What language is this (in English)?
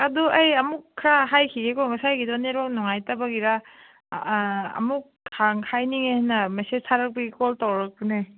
Manipuri